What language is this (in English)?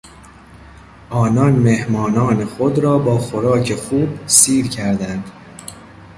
Persian